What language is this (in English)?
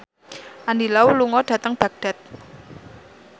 Javanese